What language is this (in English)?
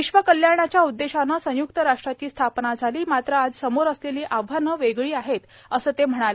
Marathi